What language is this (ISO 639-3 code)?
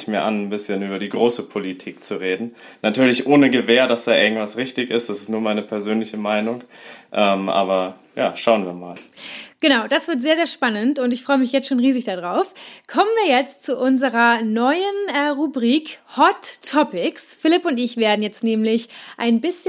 deu